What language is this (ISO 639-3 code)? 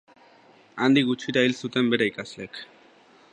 eus